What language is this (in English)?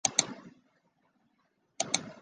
Chinese